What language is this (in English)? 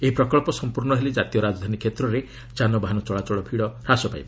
Odia